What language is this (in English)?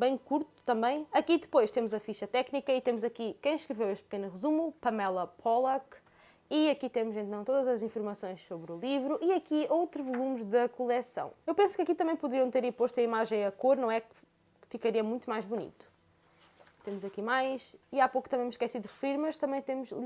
Portuguese